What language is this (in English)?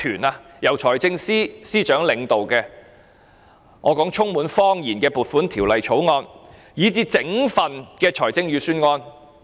Cantonese